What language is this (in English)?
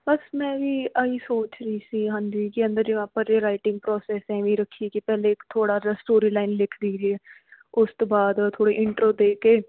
Punjabi